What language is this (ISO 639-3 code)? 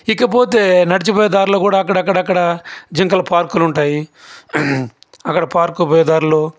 tel